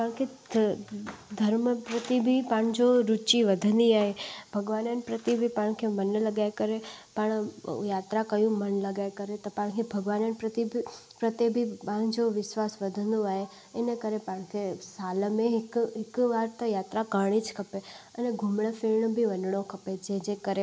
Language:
Sindhi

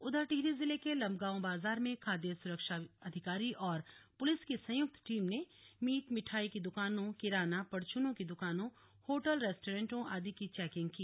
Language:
Hindi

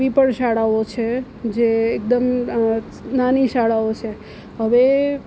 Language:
Gujarati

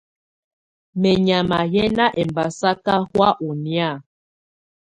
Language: Tunen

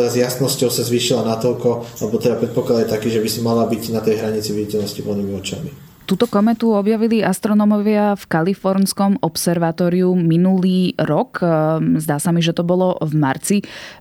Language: Slovak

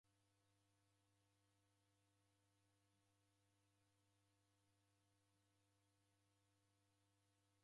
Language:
Taita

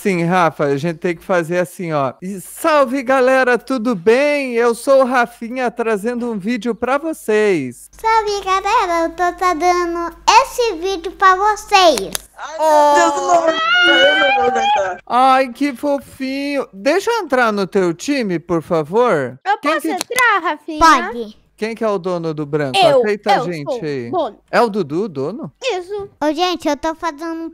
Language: Portuguese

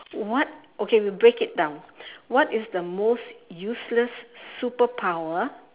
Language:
English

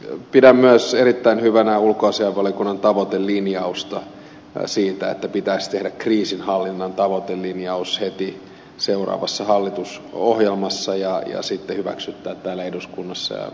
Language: Finnish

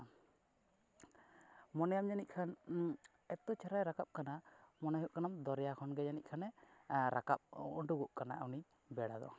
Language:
Santali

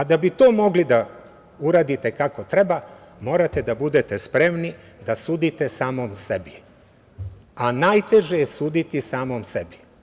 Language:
Serbian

